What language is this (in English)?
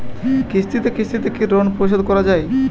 Bangla